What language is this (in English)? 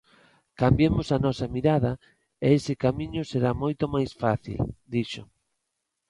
Galician